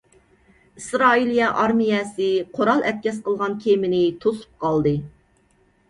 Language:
Uyghur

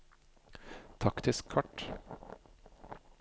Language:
Norwegian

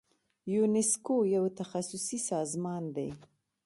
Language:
Pashto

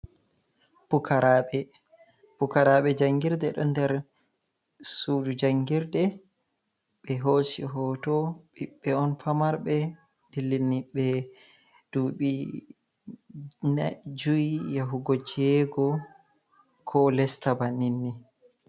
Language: Fula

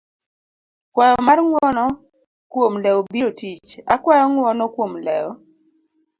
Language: Luo (Kenya and Tanzania)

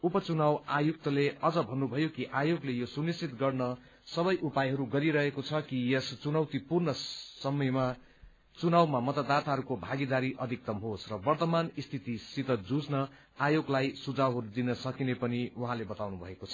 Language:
Nepali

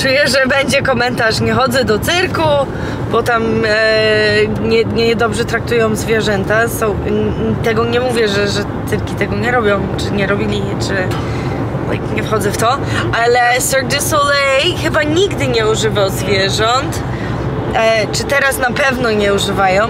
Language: Polish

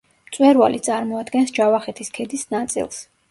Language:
Georgian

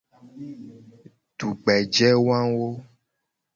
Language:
Gen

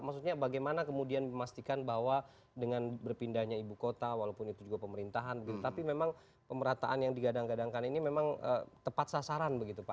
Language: Indonesian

